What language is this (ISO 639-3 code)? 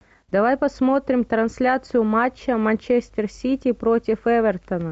rus